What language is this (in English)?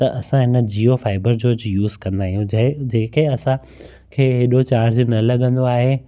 Sindhi